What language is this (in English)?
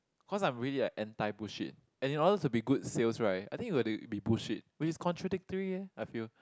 English